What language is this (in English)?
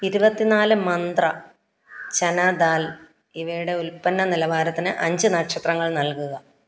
Malayalam